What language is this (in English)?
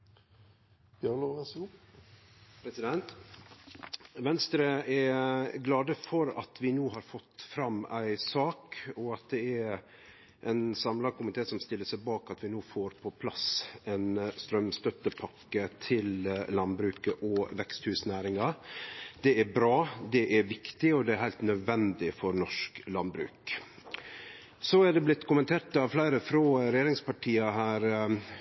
Norwegian Nynorsk